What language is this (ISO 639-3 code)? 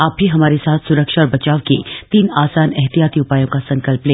hin